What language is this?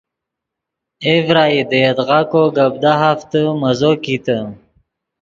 Yidgha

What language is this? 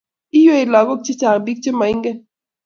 Kalenjin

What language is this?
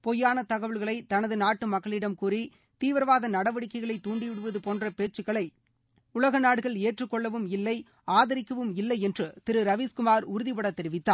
Tamil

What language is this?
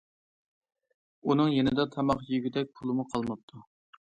Uyghur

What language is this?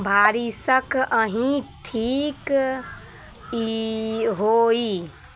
Maithili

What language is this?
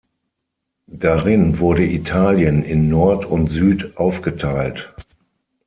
German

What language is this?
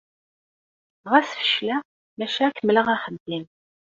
Kabyle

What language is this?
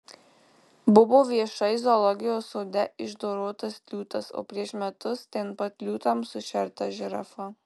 Lithuanian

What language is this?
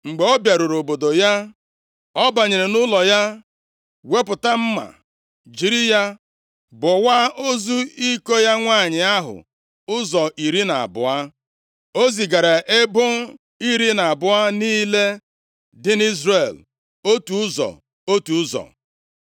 Igbo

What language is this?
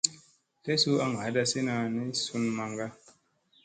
Musey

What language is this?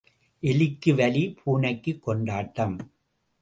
Tamil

